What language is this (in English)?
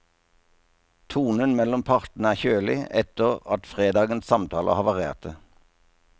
Norwegian